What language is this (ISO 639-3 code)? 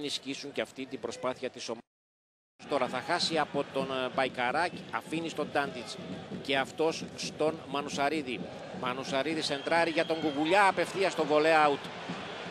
ell